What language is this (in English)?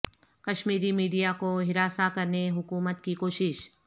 Urdu